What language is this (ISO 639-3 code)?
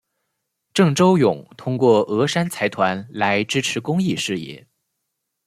zho